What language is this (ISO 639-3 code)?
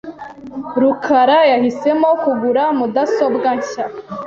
kin